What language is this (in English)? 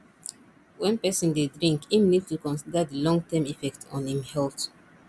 Nigerian Pidgin